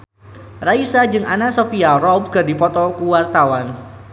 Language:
Sundanese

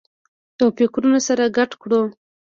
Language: Pashto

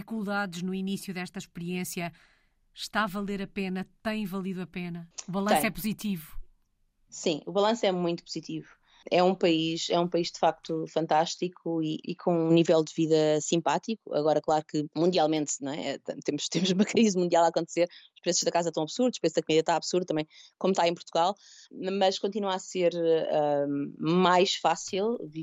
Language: Portuguese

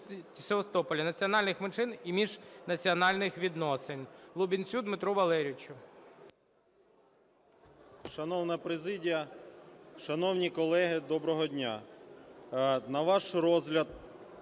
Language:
Ukrainian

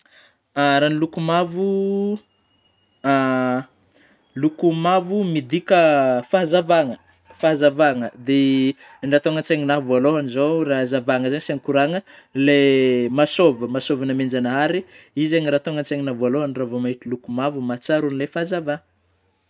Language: Northern Betsimisaraka Malagasy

